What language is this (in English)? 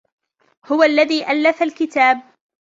Arabic